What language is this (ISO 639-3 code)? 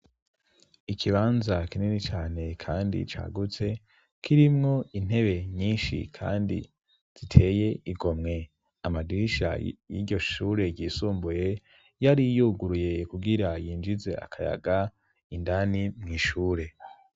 run